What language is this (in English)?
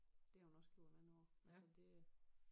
Danish